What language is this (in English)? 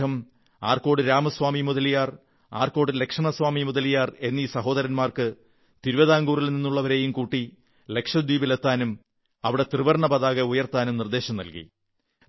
Malayalam